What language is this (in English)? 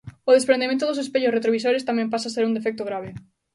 Galician